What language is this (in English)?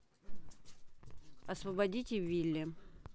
Russian